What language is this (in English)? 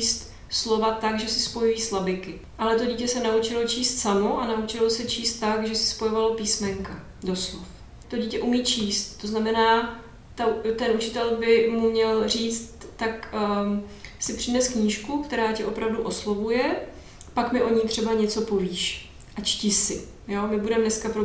Czech